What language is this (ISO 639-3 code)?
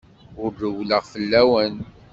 kab